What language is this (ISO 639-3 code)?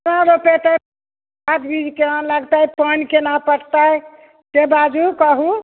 mai